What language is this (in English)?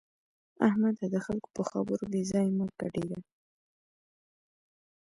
Pashto